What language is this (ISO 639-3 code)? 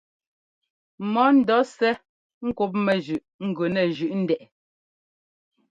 jgo